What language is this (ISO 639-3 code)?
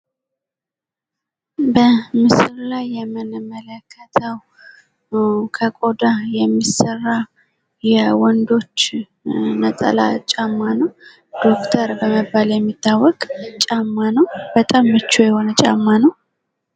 amh